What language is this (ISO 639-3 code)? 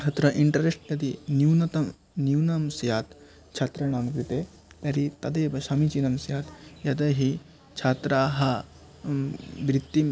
san